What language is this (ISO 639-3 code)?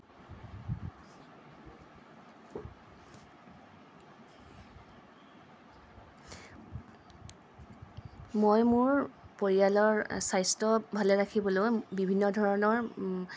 asm